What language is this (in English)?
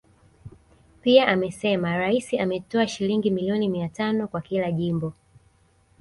Swahili